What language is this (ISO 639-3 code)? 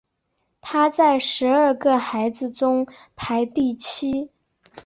zho